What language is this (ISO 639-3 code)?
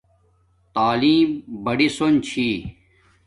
dmk